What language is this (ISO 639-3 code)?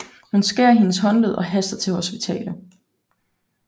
dan